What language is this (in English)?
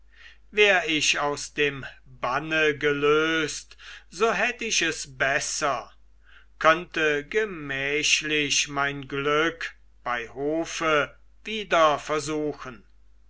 German